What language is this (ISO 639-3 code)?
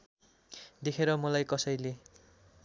nep